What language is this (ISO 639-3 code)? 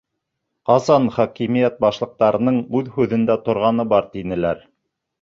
bak